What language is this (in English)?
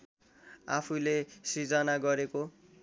Nepali